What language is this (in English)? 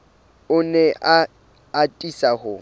Southern Sotho